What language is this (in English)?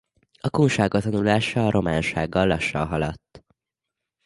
Hungarian